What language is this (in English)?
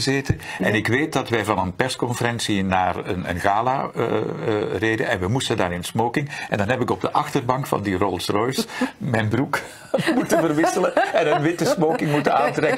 Dutch